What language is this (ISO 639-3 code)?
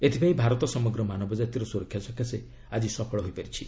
ori